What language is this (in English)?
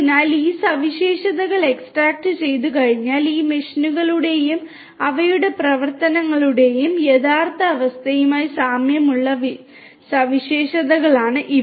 Malayalam